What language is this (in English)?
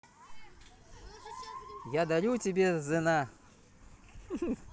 Russian